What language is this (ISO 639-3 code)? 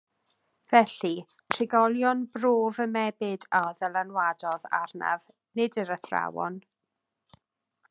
cym